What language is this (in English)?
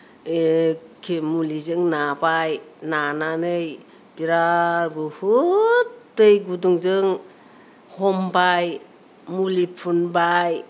Bodo